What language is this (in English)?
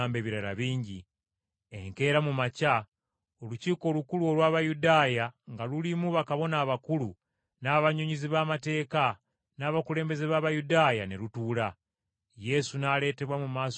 Ganda